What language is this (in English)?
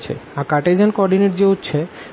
Gujarati